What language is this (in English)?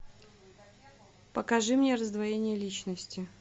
Russian